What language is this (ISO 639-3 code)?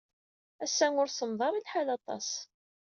kab